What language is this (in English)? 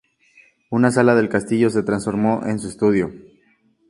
Spanish